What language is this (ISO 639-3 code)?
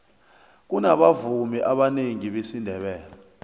nbl